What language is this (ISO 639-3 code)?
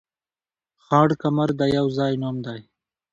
pus